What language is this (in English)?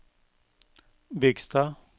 Norwegian